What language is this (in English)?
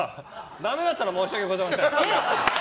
Japanese